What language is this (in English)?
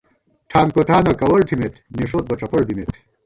Gawar-Bati